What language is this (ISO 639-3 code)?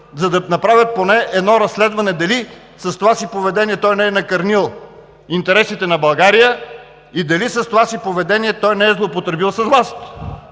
bul